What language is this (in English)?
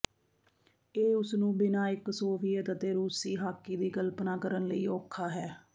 Punjabi